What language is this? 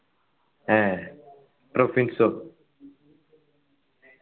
Malayalam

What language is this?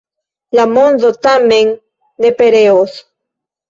Esperanto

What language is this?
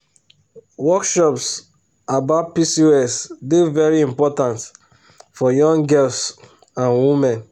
Nigerian Pidgin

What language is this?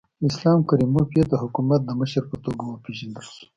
Pashto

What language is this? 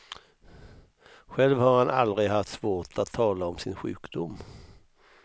Swedish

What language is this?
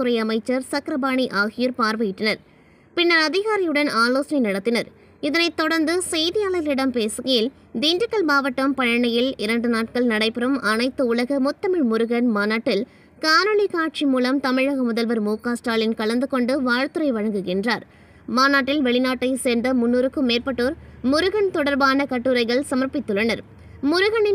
Tamil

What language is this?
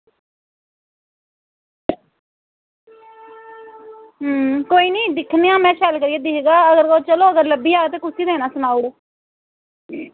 Dogri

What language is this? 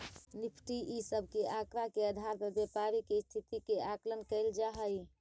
Magahi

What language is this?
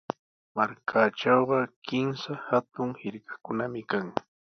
Sihuas Ancash Quechua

